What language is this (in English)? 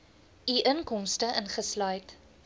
Afrikaans